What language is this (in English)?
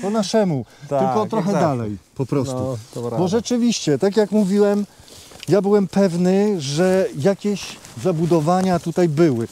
Polish